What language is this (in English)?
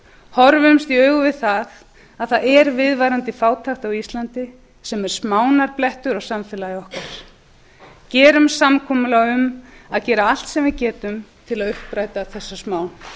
Icelandic